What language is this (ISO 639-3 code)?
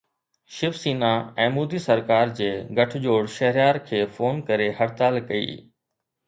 snd